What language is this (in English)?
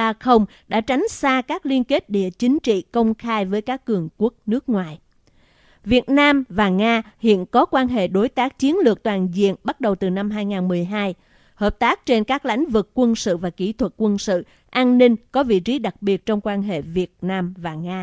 Vietnamese